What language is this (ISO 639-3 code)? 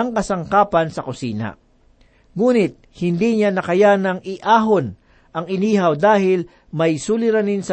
fil